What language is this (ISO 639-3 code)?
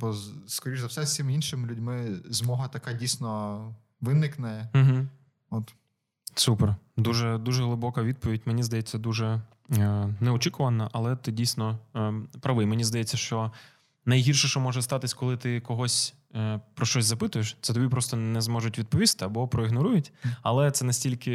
ukr